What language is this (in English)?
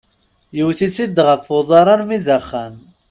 Kabyle